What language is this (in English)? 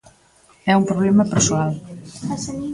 Galician